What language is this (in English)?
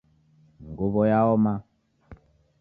Taita